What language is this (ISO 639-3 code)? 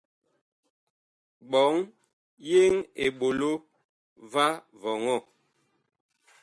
bkh